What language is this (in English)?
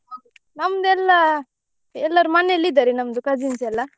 Kannada